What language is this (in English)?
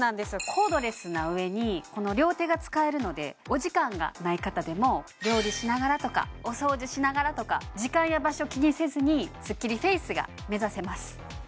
Japanese